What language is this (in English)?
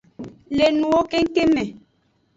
Aja (Benin)